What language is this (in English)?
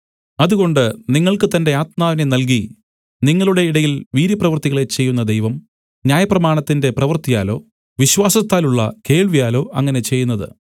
Malayalam